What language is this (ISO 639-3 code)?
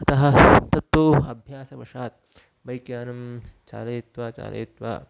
san